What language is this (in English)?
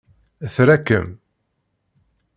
Kabyle